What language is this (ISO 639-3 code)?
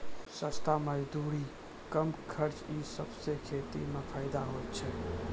mai